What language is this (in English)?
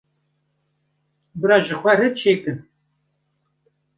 Kurdish